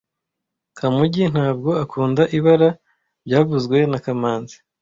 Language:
Kinyarwanda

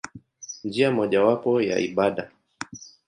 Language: Swahili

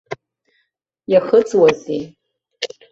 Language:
Abkhazian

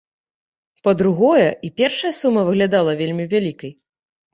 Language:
Belarusian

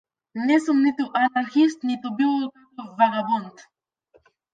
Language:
Macedonian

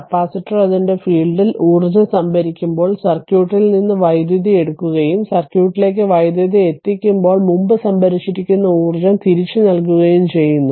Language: Malayalam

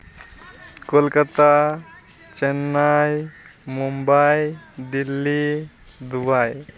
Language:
Santali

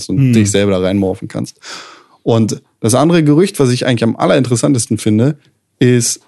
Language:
German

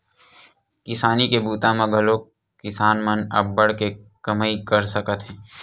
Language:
Chhattisgarhi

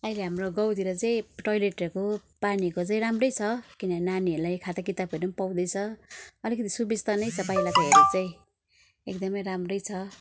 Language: Nepali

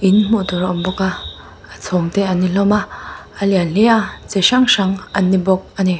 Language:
Mizo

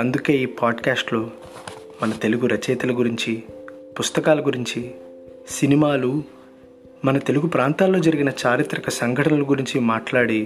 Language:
Telugu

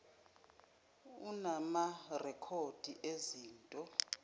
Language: Zulu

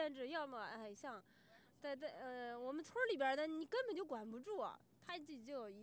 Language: Chinese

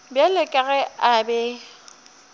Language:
Northern Sotho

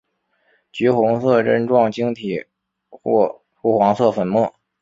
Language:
Chinese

